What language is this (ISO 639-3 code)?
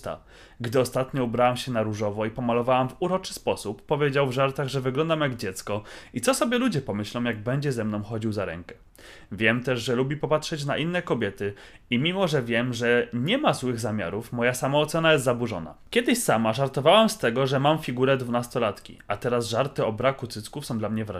pol